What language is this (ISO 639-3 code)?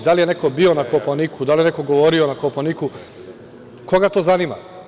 srp